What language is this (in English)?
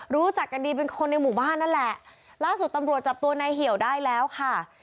Thai